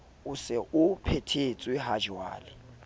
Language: Southern Sotho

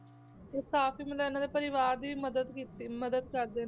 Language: Punjabi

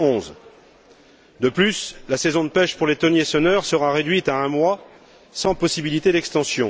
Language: French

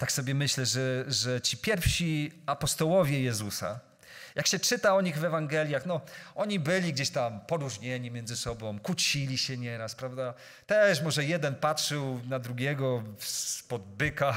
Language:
Polish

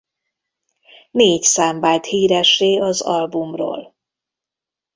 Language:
Hungarian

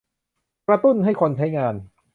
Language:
Thai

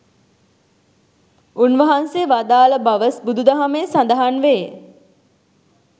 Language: Sinhala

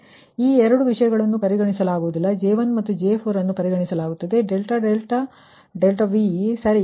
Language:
Kannada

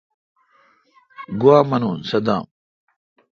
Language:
Kalkoti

